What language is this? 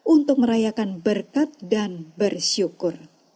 Indonesian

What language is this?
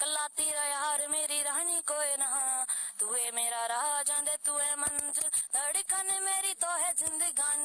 Dutch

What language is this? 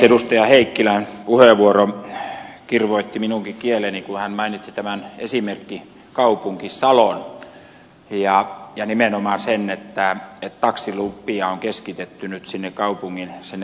Finnish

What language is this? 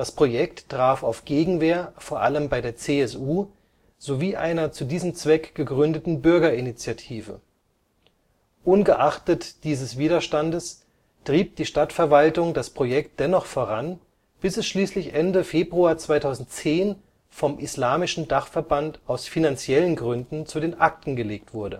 German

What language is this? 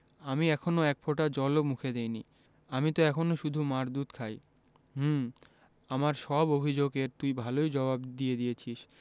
Bangla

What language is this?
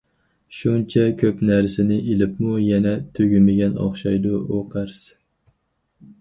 Uyghur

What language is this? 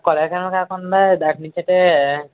Telugu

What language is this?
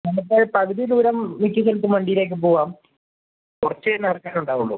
Malayalam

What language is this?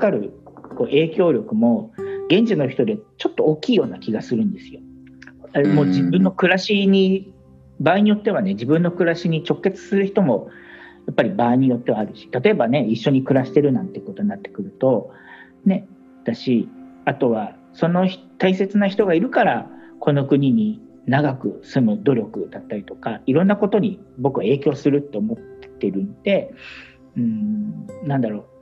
Japanese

